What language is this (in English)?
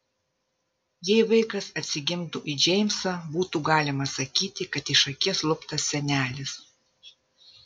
Lithuanian